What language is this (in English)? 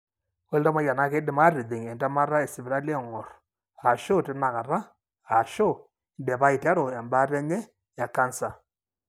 Masai